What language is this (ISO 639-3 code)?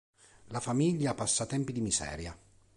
ita